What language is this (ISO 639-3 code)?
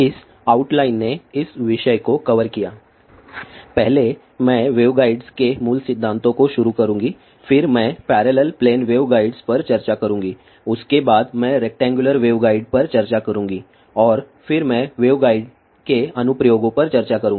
hin